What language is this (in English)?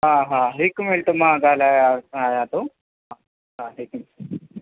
Sindhi